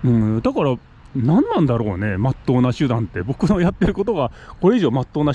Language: Japanese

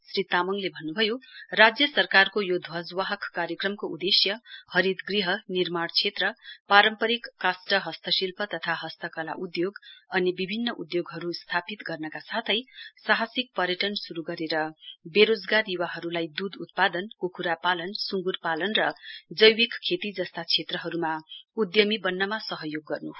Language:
Nepali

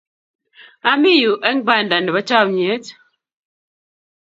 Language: Kalenjin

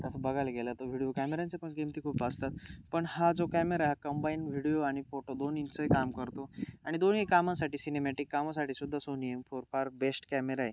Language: Marathi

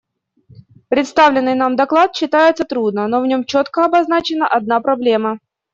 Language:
Russian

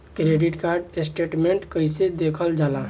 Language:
Bhojpuri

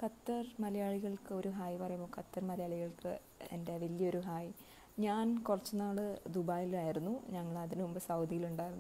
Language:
Hindi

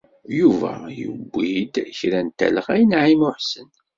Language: Kabyle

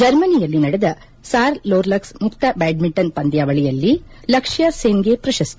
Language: Kannada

